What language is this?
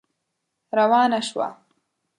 Pashto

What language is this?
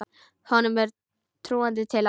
Icelandic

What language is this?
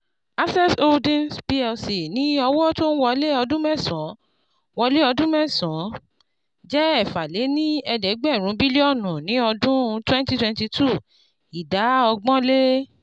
Yoruba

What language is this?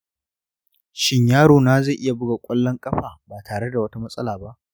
Hausa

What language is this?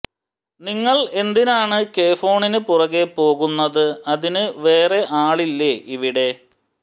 Malayalam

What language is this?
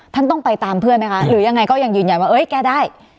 Thai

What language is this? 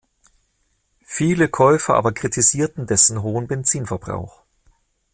German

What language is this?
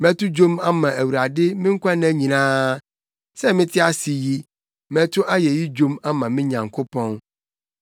Akan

